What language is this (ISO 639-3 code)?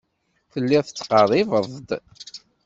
kab